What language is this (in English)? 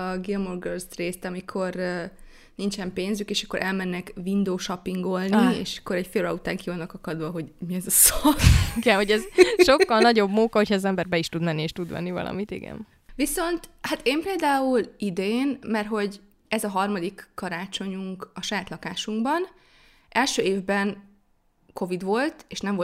Hungarian